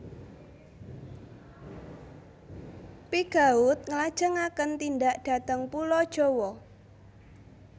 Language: Javanese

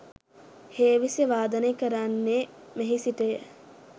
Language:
Sinhala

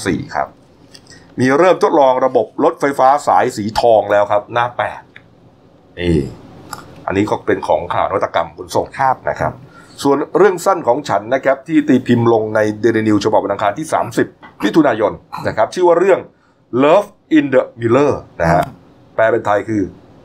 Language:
Thai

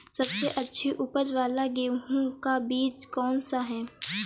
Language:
Hindi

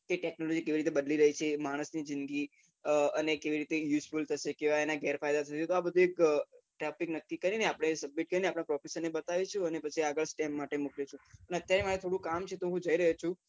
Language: Gujarati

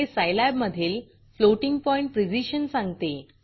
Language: Marathi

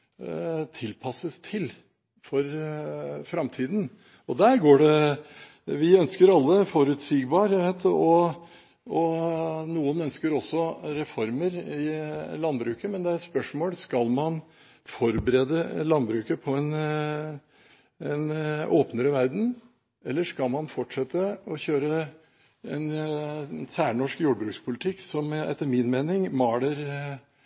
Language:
Norwegian Bokmål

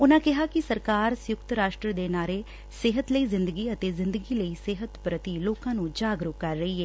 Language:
Punjabi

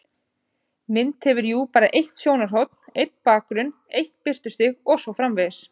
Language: Icelandic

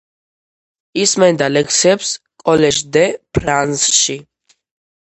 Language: Georgian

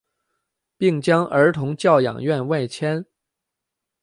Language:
Chinese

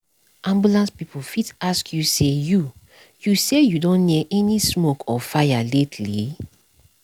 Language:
Nigerian Pidgin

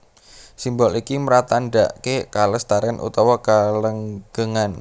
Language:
Javanese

